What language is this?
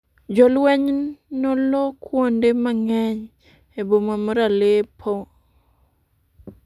Luo (Kenya and Tanzania)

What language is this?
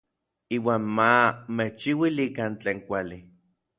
Orizaba Nahuatl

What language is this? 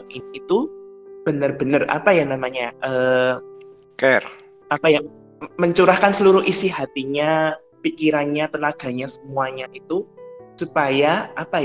Indonesian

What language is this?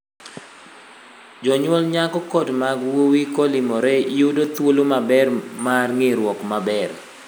Luo (Kenya and Tanzania)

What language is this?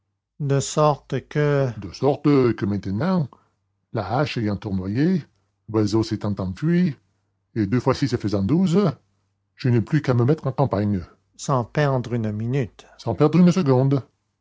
French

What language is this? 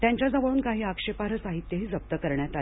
Marathi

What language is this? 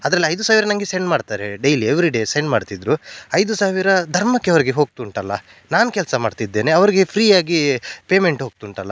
Kannada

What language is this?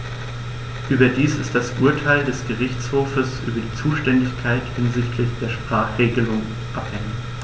German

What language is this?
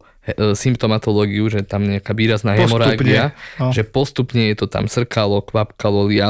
Slovak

